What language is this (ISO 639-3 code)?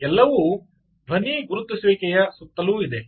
kan